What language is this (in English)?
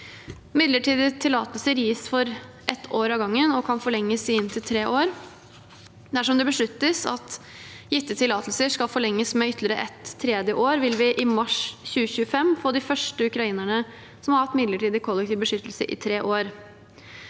Norwegian